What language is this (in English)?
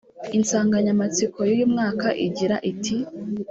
Kinyarwanda